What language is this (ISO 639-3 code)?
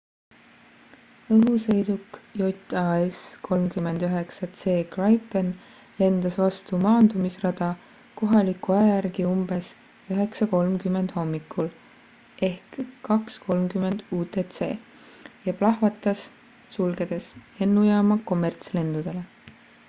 est